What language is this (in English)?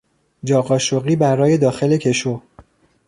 Persian